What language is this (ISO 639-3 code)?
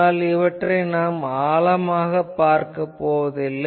tam